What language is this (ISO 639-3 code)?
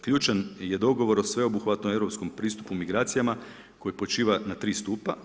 hrv